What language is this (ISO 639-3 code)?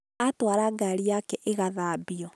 kik